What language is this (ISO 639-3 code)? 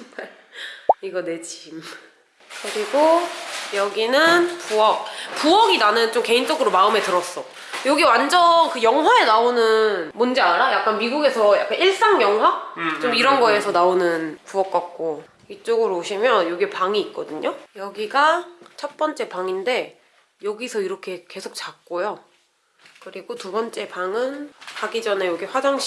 kor